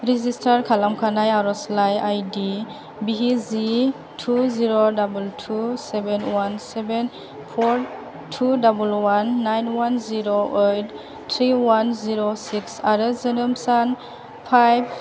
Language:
Bodo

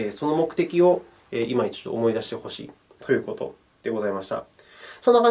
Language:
Japanese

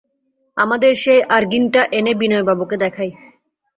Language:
Bangla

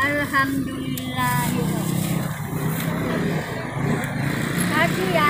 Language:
Indonesian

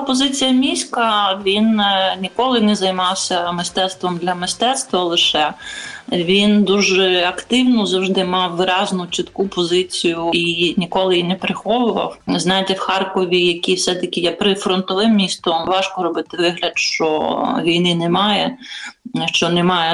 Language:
Ukrainian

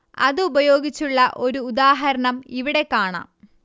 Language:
Malayalam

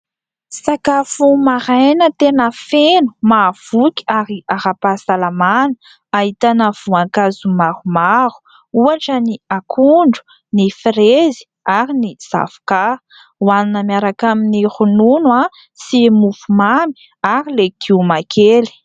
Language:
Malagasy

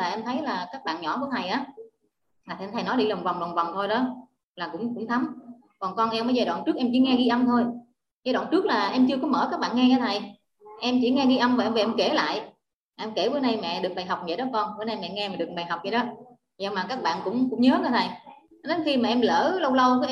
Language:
Vietnamese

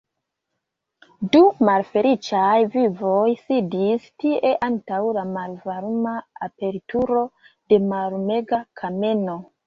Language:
Esperanto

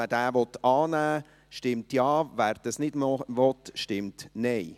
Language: Swiss German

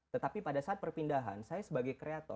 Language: Indonesian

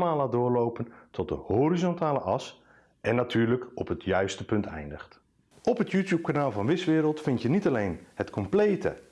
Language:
Dutch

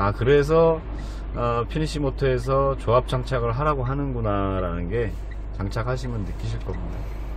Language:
Korean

